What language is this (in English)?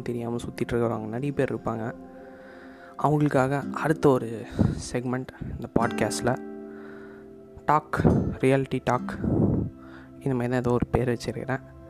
Tamil